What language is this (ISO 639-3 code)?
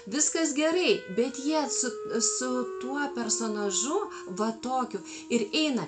lit